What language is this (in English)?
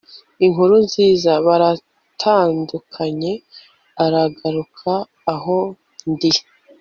Kinyarwanda